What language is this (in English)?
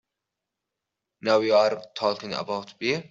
English